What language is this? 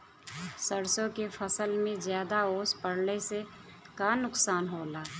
Bhojpuri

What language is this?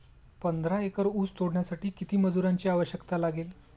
Marathi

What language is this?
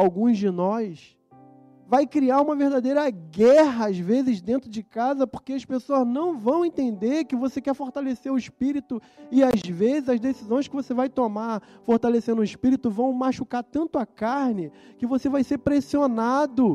Portuguese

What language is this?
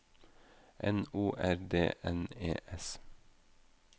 Norwegian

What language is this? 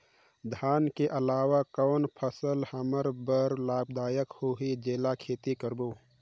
Chhattisgarhi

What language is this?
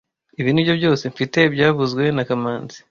Kinyarwanda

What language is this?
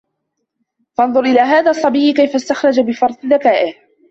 Arabic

